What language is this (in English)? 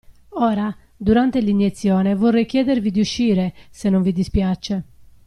Italian